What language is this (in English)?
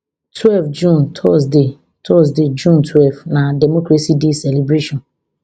Nigerian Pidgin